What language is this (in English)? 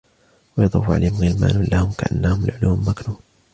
Arabic